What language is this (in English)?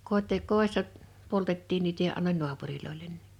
Finnish